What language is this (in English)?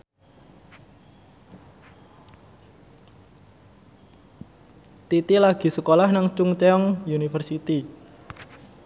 Javanese